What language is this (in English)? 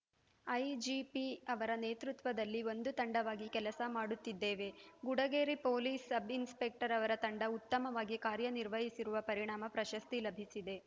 Kannada